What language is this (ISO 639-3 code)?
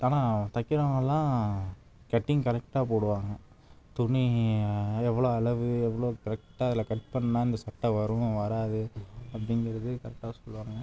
tam